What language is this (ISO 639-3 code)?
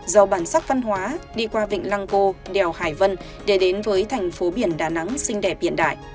vie